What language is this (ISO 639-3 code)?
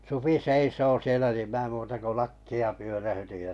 fin